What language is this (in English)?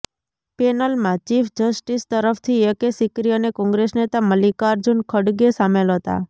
Gujarati